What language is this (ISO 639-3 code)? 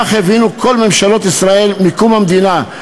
heb